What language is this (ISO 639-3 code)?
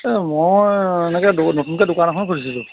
asm